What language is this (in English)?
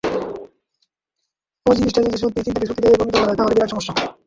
Bangla